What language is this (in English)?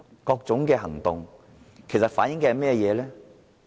Cantonese